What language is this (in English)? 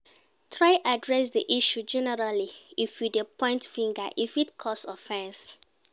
Nigerian Pidgin